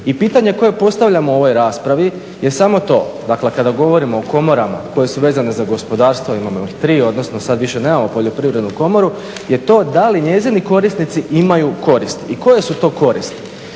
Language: Croatian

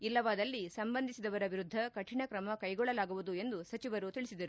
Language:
Kannada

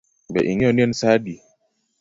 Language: Luo (Kenya and Tanzania)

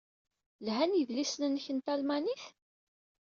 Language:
Kabyle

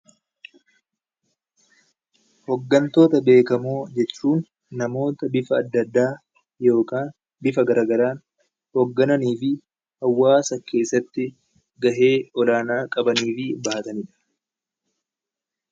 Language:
Oromo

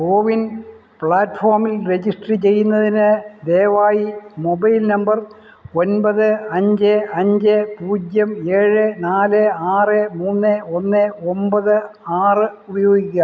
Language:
Malayalam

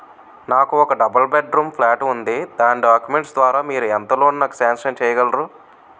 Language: Telugu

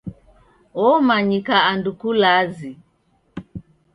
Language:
Taita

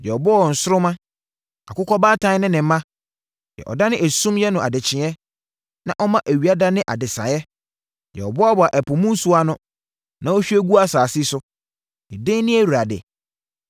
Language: Akan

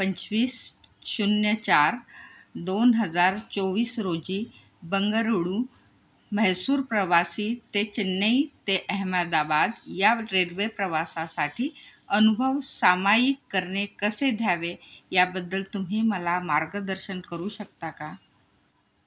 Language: Marathi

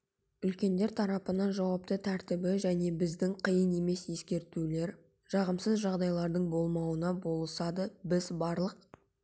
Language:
Kazakh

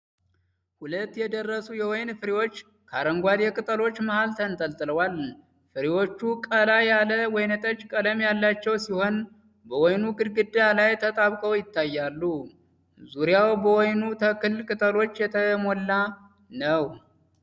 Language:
Amharic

